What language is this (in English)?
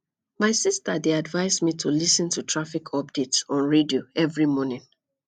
Nigerian Pidgin